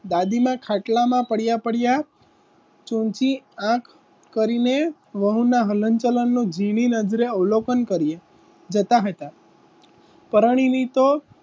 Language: Gujarati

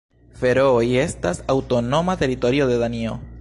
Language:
Esperanto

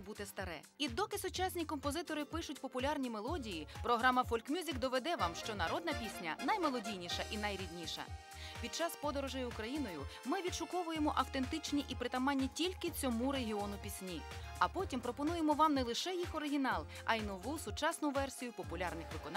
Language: Ukrainian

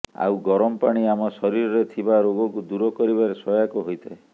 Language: Odia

